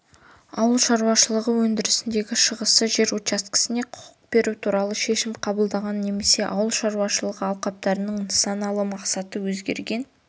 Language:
Kazakh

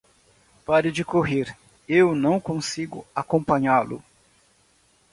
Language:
Portuguese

